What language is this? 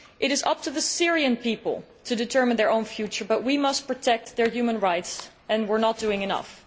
English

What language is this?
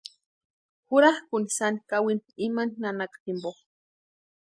Western Highland Purepecha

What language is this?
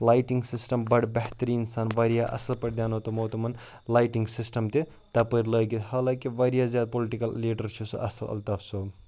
Kashmiri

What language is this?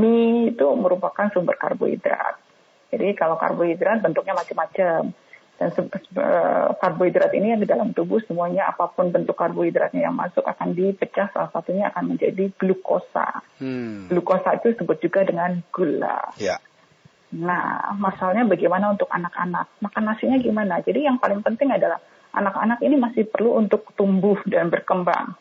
Indonesian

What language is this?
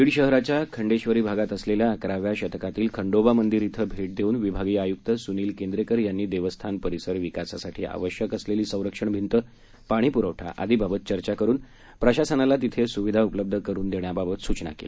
Marathi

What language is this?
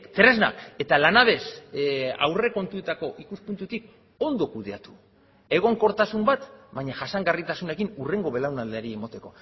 Basque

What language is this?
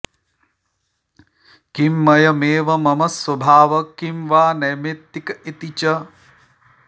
Sanskrit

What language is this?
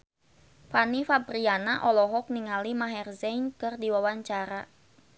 Sundanese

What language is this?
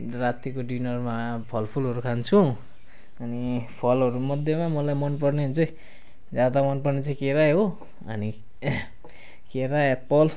Nepali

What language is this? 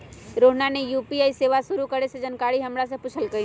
Magahi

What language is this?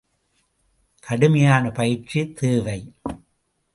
Tamil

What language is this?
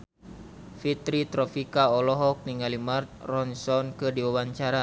Sundanese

